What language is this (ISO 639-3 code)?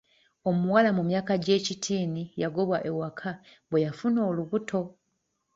lug